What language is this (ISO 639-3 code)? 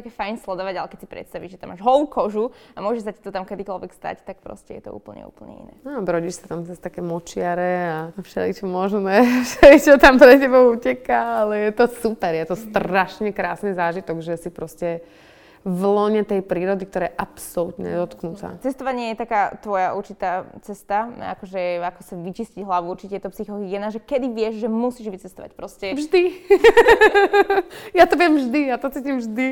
slk